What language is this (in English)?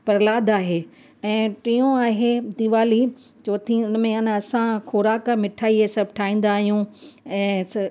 Sindhi